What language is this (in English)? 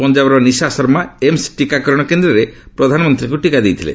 Odia